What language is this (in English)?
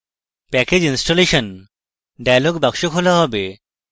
Bangla